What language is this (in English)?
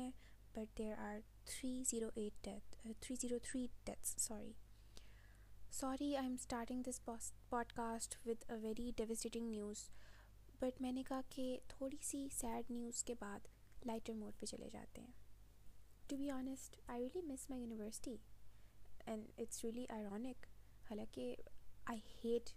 Urdu